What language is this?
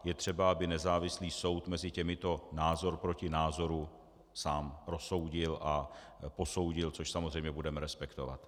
Czech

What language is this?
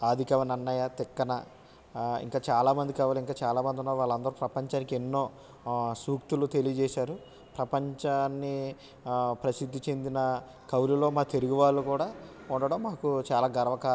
Telugu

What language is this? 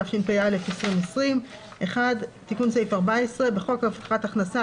Hebrew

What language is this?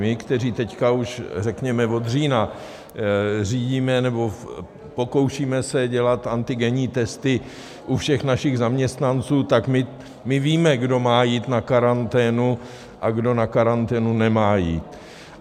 Czech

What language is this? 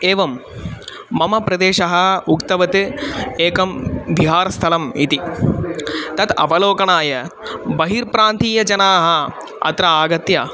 Sanskrit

